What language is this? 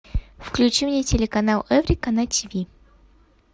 Russian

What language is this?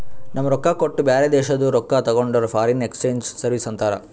Kannada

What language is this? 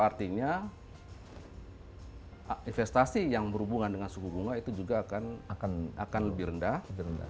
Indonesian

